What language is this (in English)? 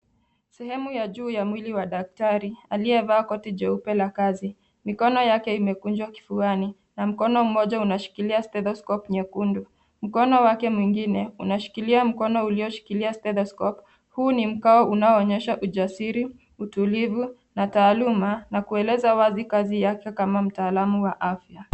Swahili